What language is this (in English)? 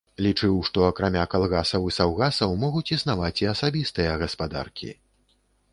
Belarusian